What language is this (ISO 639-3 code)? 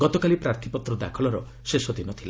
ori